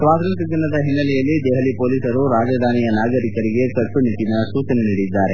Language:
Kannada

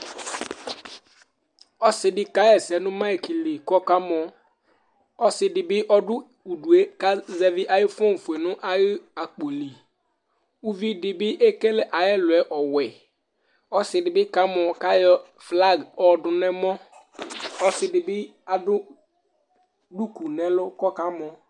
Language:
Ikposo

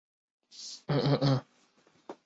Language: Chinese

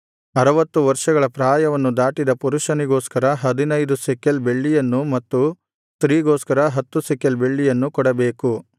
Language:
Kannada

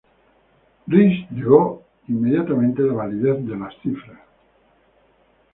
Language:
Spanish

